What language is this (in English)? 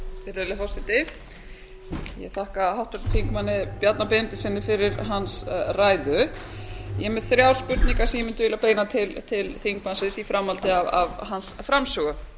Icelandic